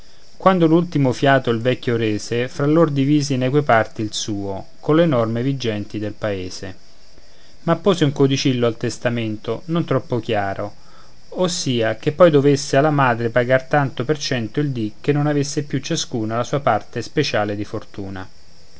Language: Italian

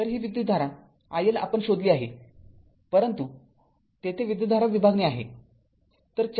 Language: Marathi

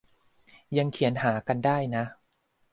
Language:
Thai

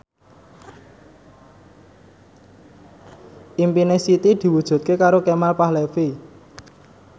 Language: Javanese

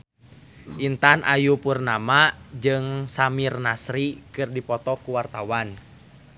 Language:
Sundanese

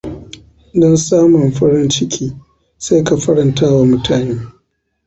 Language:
Hausa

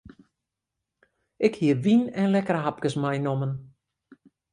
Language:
Western Frisian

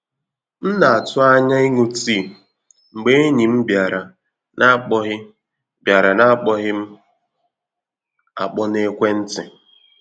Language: Igbo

